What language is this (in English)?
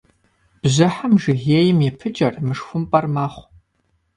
Kabardian